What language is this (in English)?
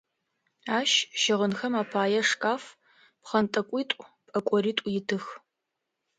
Adyghe